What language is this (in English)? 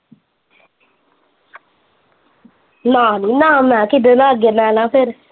Punjabi